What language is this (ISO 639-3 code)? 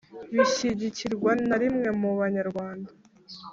kin